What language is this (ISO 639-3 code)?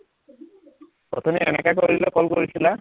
asm